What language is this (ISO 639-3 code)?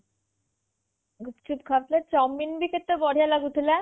ori